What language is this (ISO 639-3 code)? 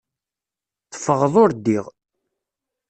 kab